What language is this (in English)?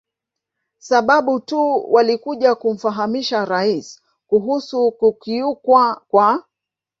Swahili